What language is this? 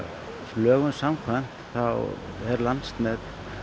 Icelandic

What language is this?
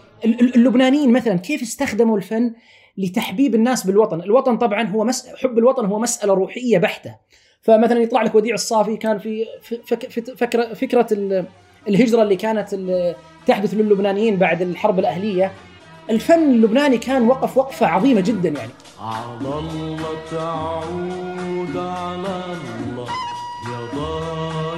Arabic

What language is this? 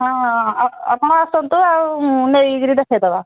Odia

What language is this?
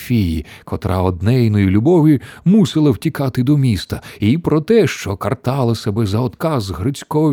Ukrainian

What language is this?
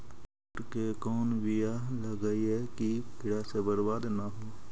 Magahi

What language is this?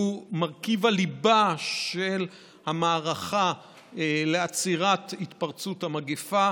Hebrew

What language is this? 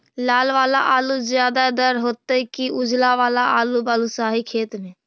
Magahi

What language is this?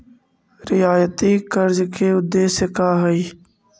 Magahi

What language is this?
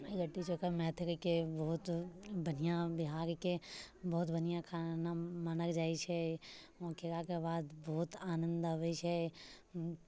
Maithili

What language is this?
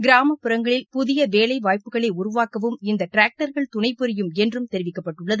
Tamil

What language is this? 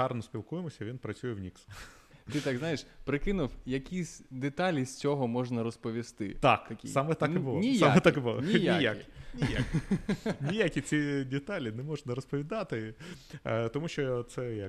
Ukrainian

